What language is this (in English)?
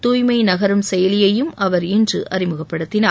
Tamil